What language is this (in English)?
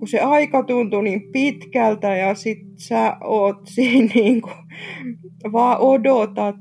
Finnish